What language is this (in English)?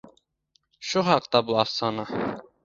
Uzbek